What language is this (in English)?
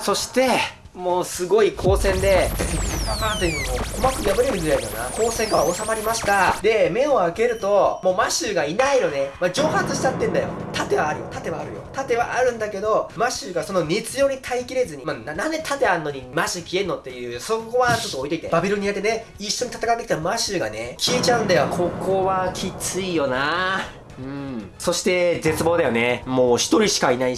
Japanese